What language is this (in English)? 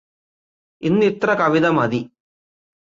Malayalam